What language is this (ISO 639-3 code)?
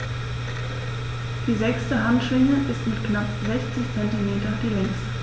deu